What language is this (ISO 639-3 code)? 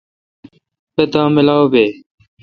xka